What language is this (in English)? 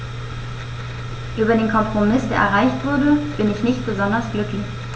German